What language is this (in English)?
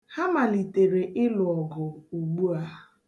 Igbo